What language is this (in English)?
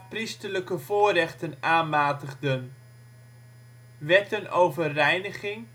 Dutch